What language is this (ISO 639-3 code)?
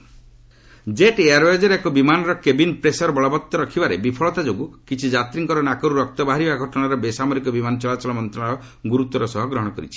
ori